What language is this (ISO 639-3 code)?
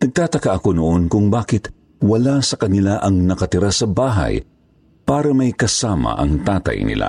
fil